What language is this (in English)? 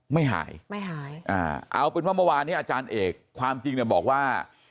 Thai